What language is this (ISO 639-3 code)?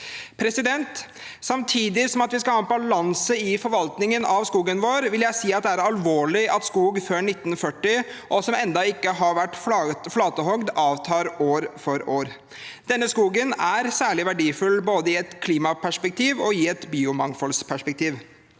nor